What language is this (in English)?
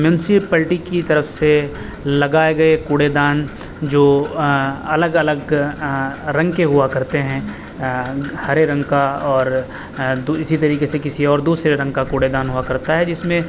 Urdu